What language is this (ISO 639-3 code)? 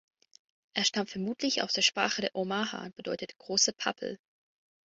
deu